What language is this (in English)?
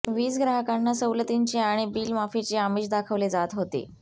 Marathi